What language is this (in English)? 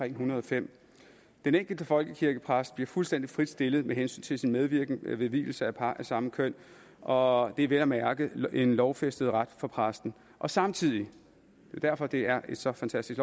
Danish